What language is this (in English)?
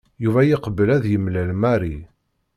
Kabyle